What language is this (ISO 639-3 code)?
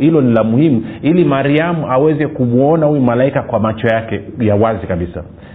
swa